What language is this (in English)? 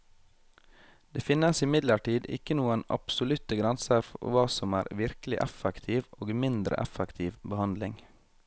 Norwegian